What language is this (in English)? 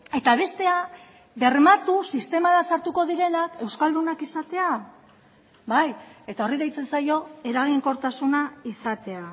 Basque